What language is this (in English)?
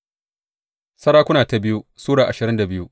Hausa